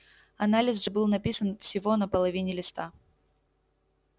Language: Russian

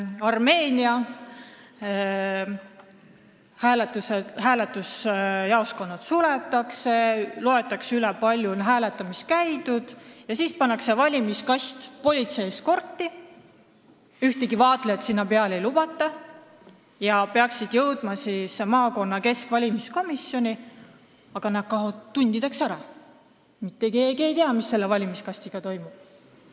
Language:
Estonian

